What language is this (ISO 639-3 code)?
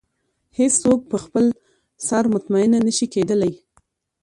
pus